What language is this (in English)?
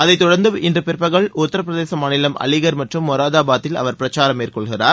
Tamil